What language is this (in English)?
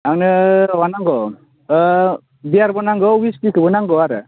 Bodo